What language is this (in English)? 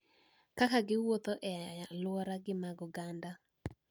Luo (Kenya and Tanzania)